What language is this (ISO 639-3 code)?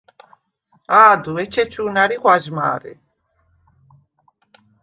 sva